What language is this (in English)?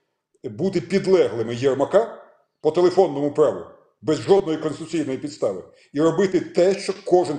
Ukrainian